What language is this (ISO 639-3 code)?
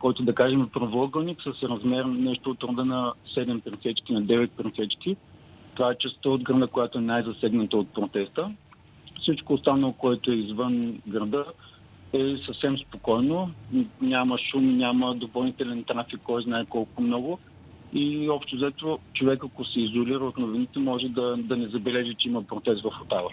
bul